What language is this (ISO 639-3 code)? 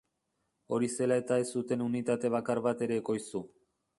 eus